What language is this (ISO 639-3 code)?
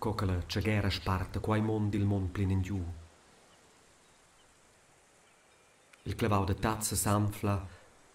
deu